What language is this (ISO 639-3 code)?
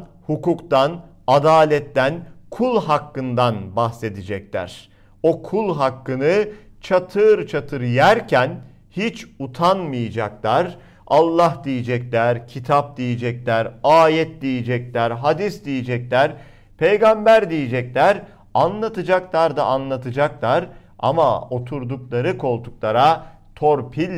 tur